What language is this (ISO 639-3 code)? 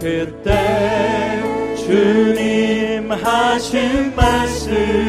kor